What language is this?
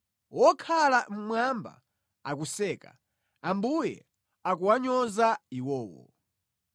Nyanja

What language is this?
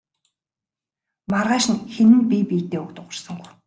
Mongolian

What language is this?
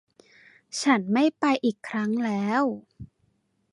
Thai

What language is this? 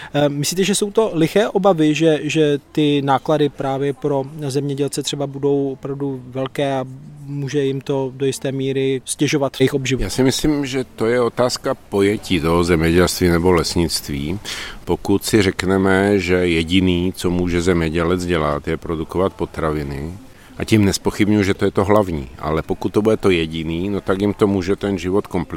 Czech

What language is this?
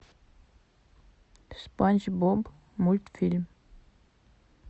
Russian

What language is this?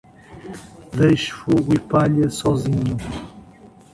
Portuguese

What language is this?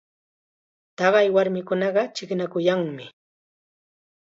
Chiquián Ancash Quechua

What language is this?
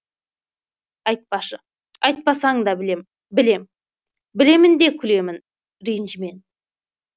Kazakh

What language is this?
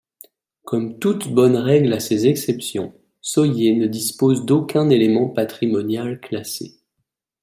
French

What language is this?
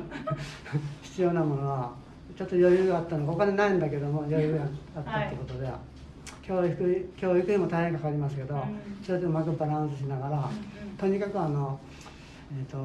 Japanese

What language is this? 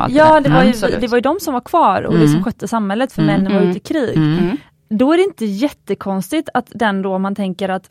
Swedish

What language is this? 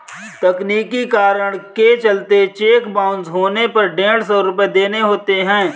Hindi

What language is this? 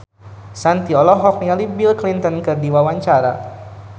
Sundanese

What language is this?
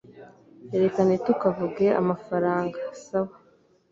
Kinyarwanda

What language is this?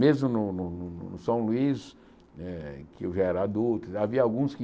Portuguese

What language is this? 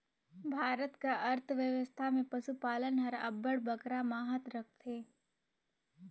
Chhattisgarhi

